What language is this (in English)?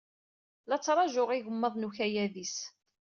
Kabyle